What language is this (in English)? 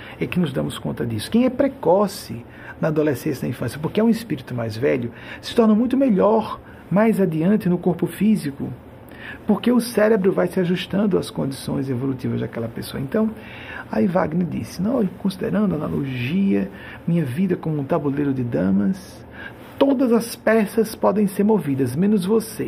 Portuguese